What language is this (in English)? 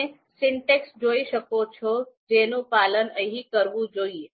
Gujarati